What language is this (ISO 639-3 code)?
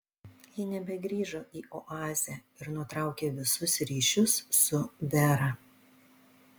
lit